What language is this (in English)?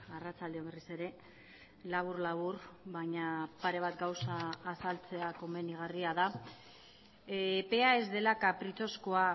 Basque